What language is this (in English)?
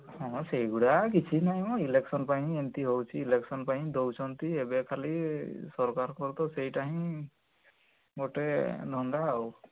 Odia